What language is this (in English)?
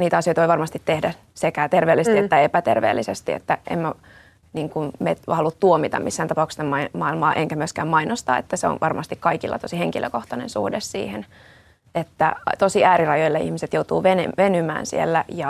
Finnish